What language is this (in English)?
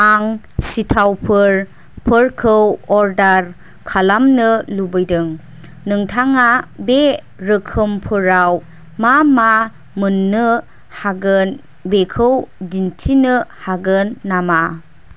Bodo